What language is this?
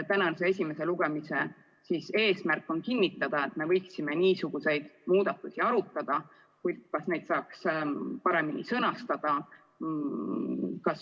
Estonian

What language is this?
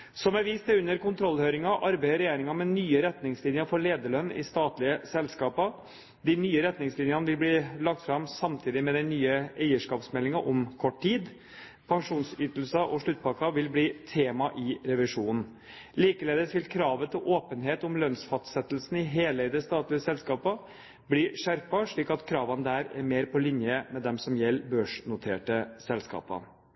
Norwegian Bokmål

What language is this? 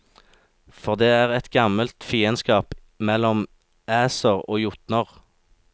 Norwegian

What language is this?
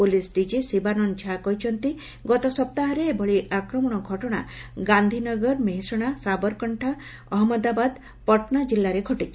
Odia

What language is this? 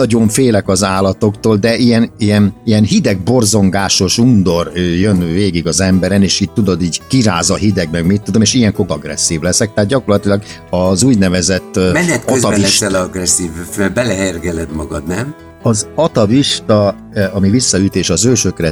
Hungarian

